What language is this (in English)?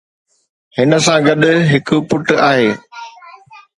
Sindhi